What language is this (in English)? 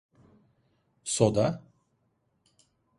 Turkish